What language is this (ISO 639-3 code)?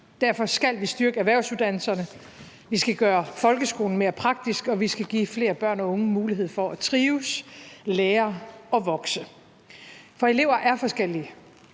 dan